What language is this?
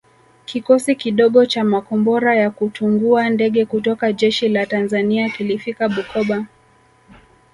Swahili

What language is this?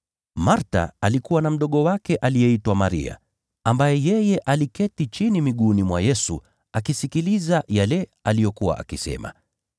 Swahili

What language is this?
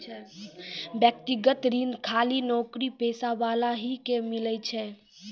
Maithili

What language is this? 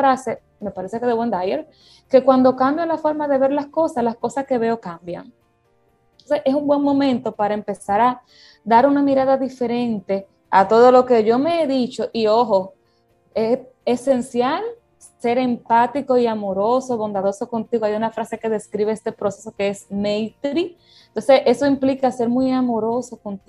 Spanish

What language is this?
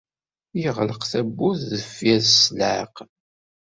Kabyle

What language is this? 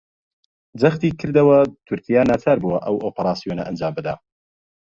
Central Kurdish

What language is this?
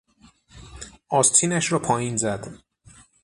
Persian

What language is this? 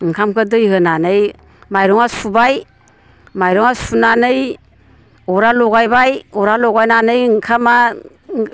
Bodo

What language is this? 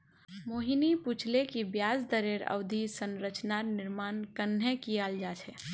Magahi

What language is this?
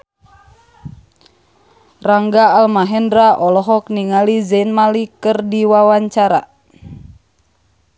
Sundanese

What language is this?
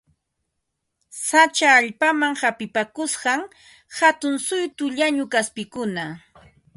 Ambo-Pasco Quechua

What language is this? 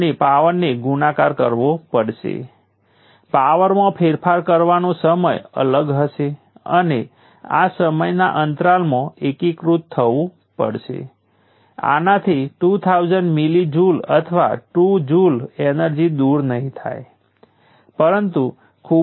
Gujarati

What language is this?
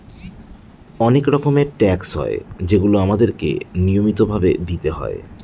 Bangla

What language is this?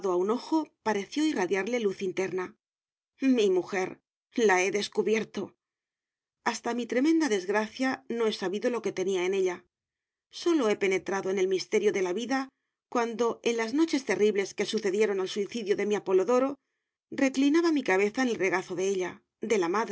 Spanish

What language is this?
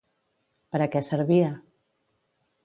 Catalan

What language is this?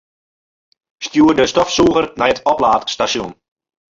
Western Frisian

